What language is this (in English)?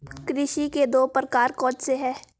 Hindi